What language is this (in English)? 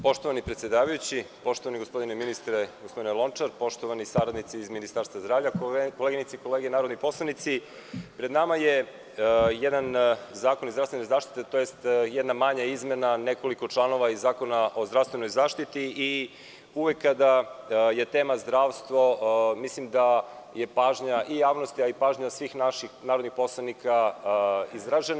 Serbian